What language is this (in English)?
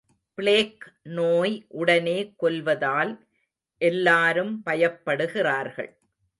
Tamil